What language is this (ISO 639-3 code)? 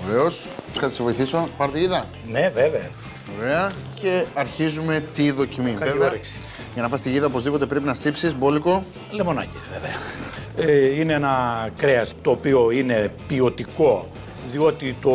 ell